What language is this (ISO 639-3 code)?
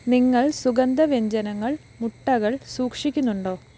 mal